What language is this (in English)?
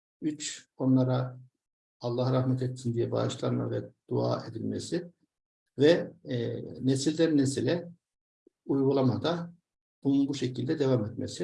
Turkish